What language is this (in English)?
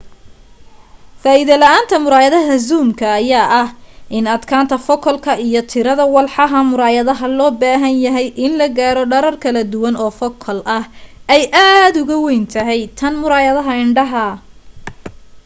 Somali